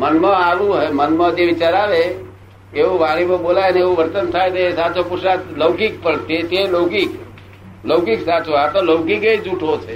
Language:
Gujarati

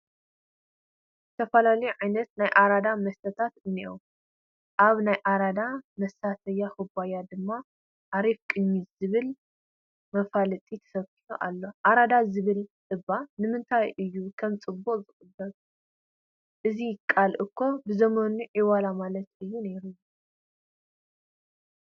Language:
Tigrinya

